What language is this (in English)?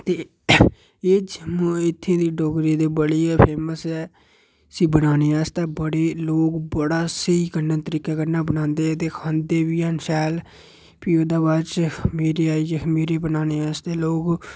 Dogri